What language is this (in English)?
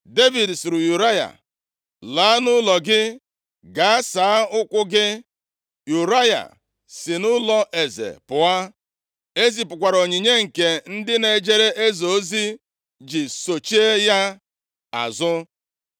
Igbo